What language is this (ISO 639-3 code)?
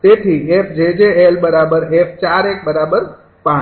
guj